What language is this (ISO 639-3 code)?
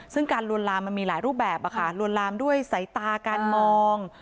tha